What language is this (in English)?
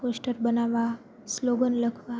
Gujarati